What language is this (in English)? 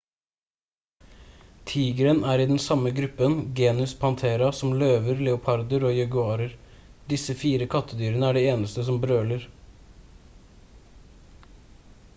Norwegian Bokmål